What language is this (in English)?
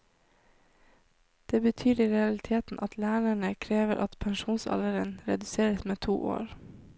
Norwegian